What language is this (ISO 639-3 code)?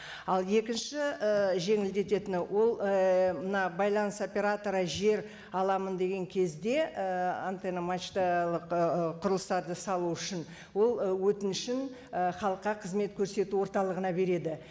kaz